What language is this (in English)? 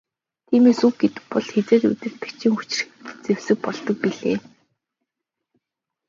Mongolian